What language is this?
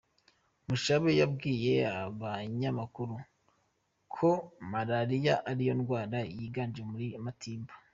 Kinyarwanda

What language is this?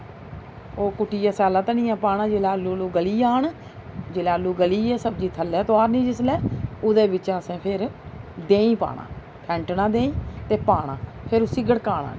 Dogri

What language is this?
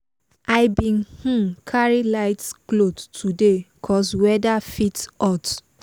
Nigerian Pidgin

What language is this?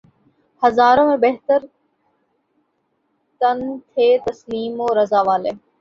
Urdu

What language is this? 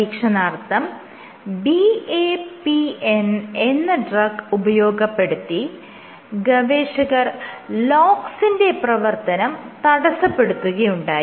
Malayalam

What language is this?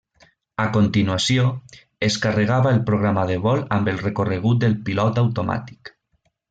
Catalan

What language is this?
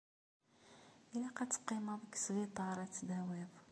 Kabyle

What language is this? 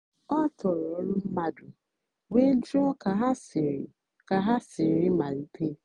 Igbo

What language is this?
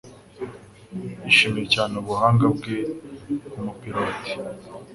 Kinyarwanda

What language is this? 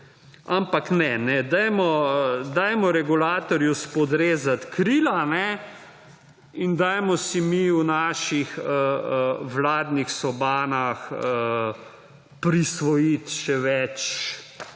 Slovenian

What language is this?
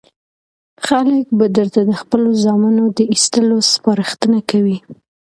Pashto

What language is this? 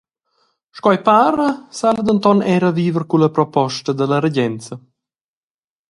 Romansh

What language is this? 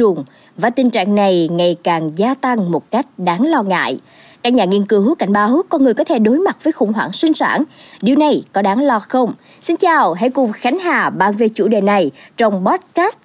Vietnamese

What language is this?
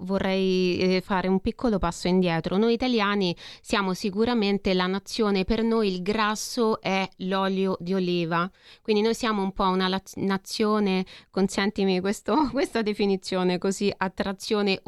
Italian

